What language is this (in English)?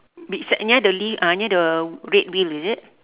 English